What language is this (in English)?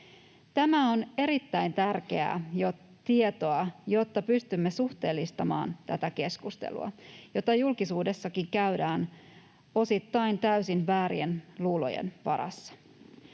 Finnish